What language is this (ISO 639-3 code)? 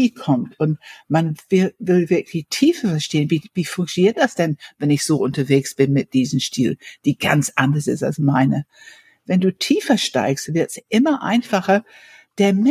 deu